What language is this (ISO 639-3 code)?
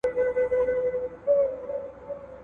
pus